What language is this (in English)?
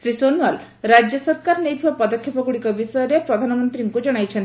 Odia